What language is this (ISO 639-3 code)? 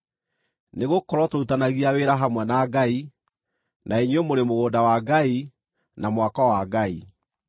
kik